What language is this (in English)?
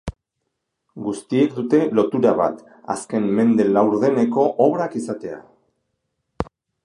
Basque